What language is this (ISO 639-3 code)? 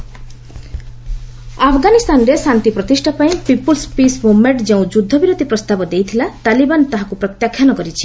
ori